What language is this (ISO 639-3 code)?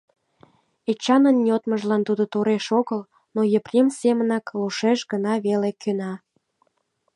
chm